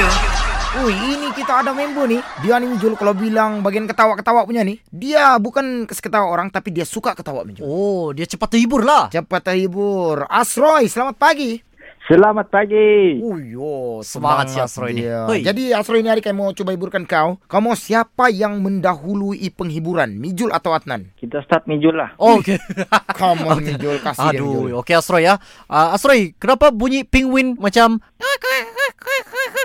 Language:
Malay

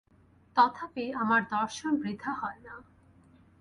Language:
Bangla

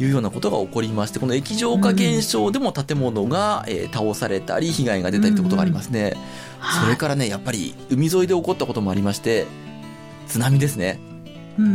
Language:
Japanese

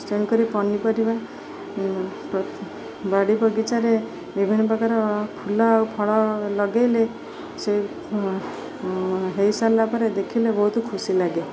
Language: Odia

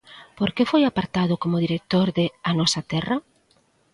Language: Galician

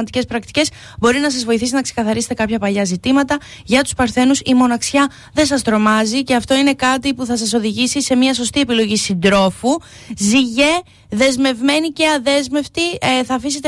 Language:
Greek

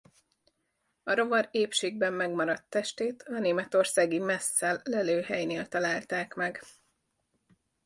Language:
Hungarian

